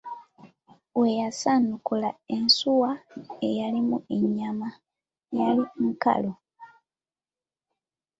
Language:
Ganda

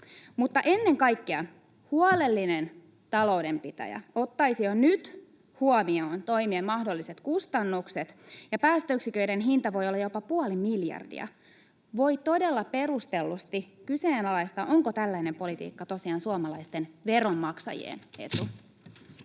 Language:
Finnish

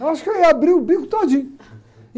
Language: Portuguese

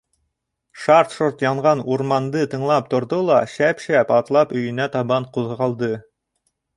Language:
Bashkir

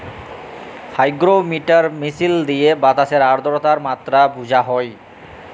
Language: Bangla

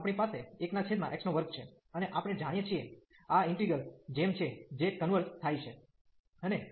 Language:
Gujarati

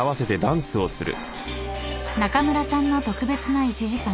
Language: Japanese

